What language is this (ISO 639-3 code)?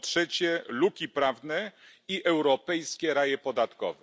pol